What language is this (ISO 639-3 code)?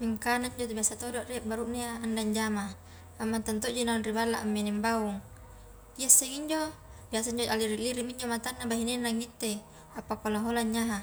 kjk